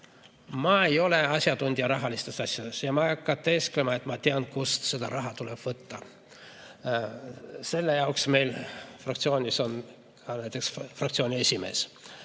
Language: Estonian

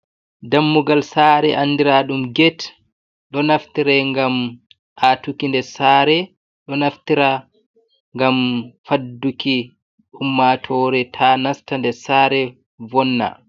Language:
Fula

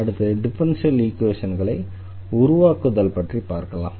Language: Tamil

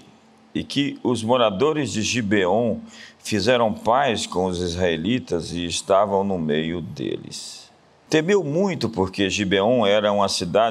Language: Portuguese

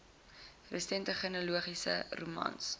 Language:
Afrikaans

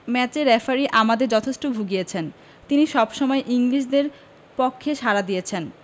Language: Bangla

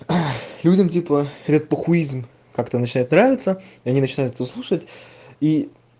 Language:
Russian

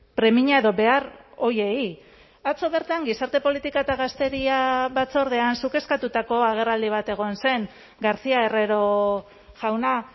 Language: Basque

